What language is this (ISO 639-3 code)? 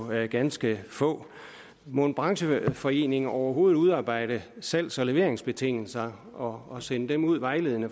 dan